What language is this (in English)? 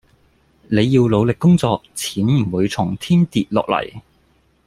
Cantonese